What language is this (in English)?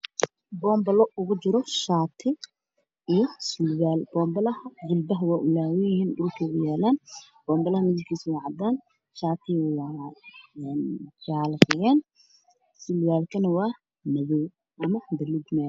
Somali